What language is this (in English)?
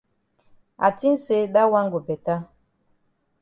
Cameroon Pidgin